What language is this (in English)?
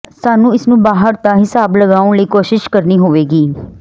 Punjabi